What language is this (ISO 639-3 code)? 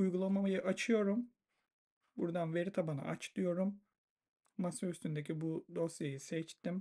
tur